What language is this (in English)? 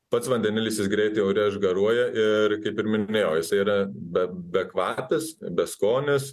Lithuanian